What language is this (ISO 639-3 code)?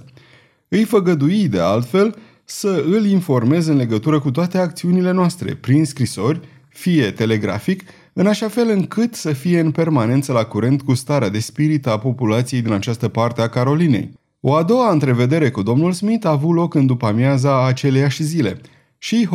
ron